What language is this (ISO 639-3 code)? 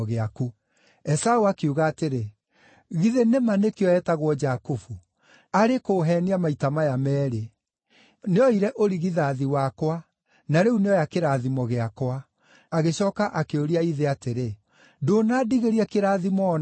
kik